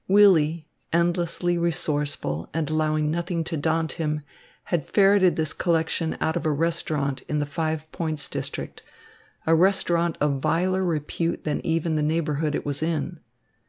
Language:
English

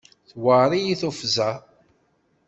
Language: Kabyle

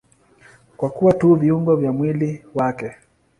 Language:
Swahili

